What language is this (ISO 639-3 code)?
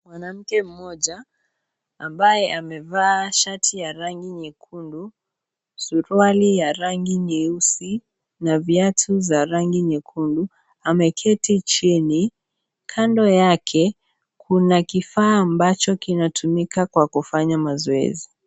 swa